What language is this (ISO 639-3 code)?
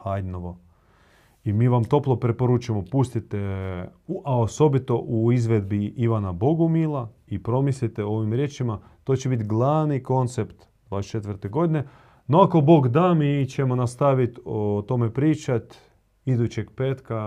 hrv